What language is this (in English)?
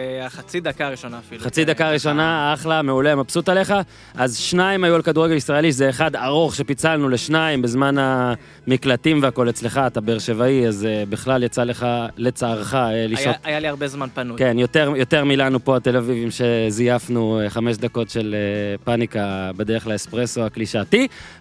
Hebrew